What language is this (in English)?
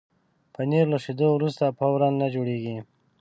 Pashto